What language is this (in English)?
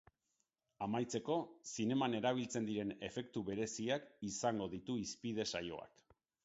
Basque